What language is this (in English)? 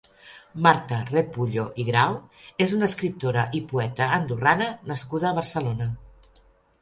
Catalan